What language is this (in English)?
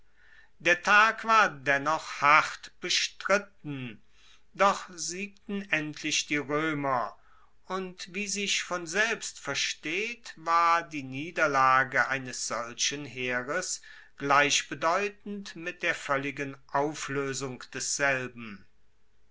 German